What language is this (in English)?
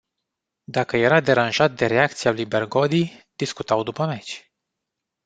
Romanian